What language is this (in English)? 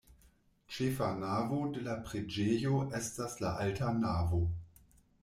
Esperanto